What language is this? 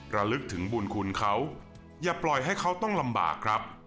Thai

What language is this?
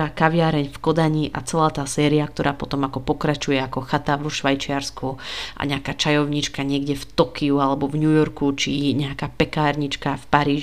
Slovak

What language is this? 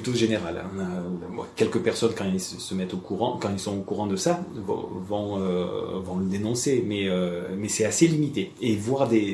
French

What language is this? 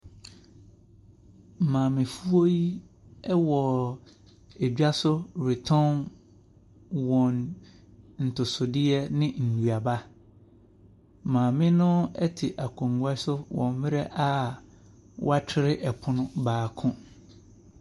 Akan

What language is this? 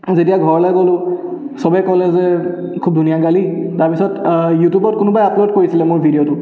Assamese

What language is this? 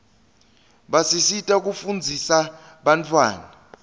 Swati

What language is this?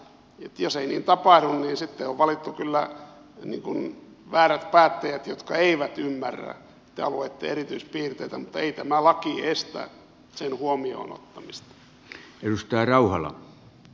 Finnish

